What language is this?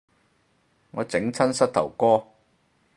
Cantonese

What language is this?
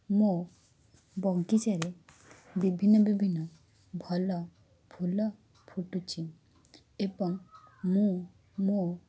Odia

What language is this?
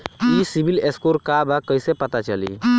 Bhojpuri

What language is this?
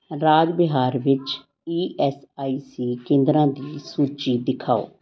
Punjabi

